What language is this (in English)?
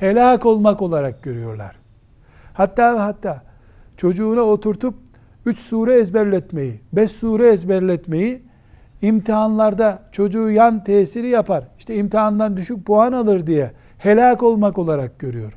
Turkish